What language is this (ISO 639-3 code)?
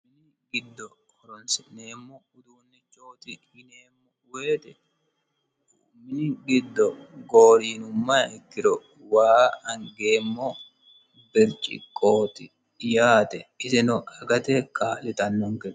sid